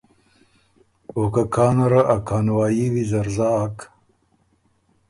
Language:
Ormuri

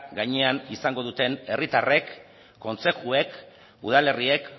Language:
Basque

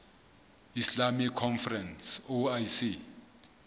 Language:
Southern Sotho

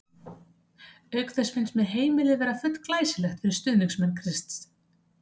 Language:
Icelandic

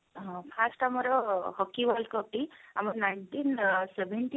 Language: Odia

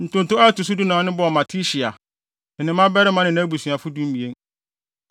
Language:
Akan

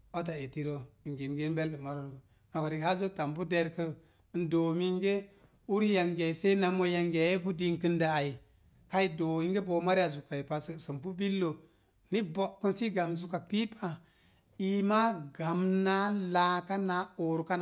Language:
Mom Jango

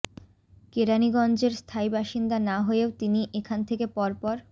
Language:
Bangla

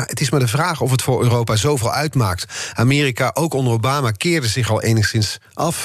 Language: Dutch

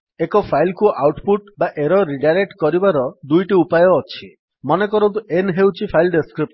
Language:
Odia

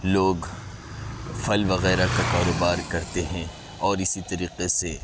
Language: Urdu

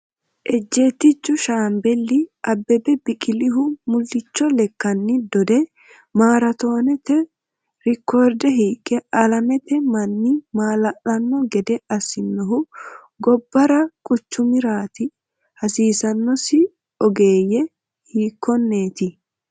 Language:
Sidamo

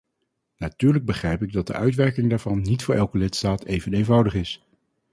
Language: Dutch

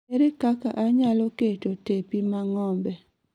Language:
Luo (Kenya and Tanzania)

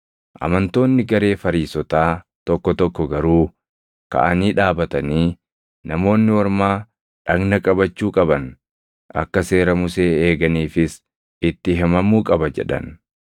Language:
Oromo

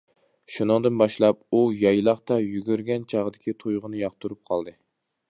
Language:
Uyghur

